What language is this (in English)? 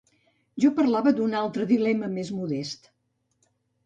Catalan